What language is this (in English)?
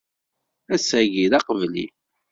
Kabyle